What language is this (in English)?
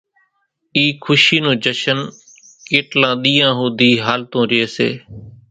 Kachi Koli